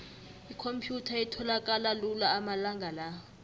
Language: South Ndebele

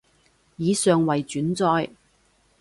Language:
Cantonese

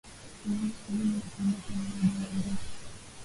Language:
Swahili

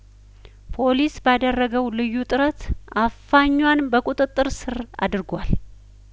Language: Amharic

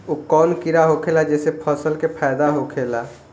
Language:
Bhojpuri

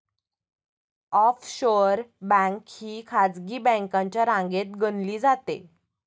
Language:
Marathi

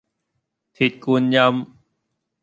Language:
Cantonese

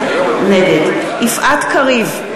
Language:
Hebrew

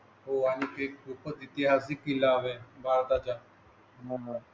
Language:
Marathi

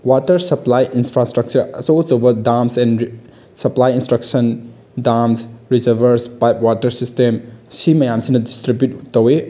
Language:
Manipuri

